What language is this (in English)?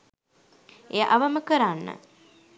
Sinhala